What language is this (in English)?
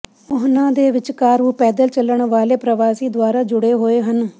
Punjabi